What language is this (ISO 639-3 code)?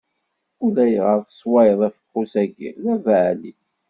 kab